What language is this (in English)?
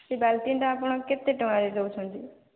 Odia